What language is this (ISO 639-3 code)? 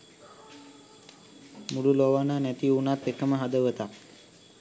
sin